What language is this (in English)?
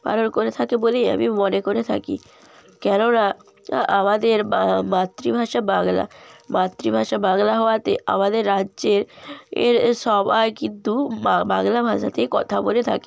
Bangla